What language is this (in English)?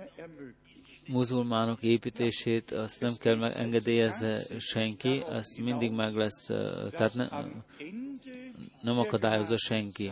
Hungarian